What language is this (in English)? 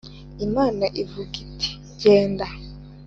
Kinyarwanda